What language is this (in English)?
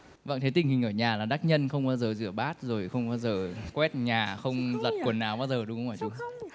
Vietnamese